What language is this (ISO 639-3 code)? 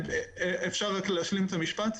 heb